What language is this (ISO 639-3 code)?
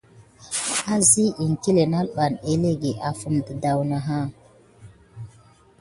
gid